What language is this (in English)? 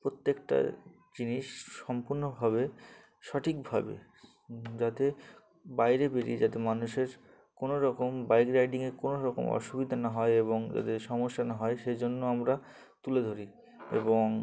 Bangla